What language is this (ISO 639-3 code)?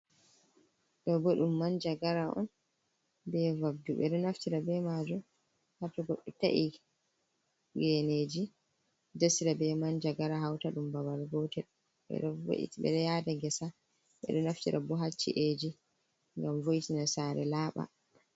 ful